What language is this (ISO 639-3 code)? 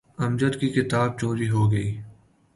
urd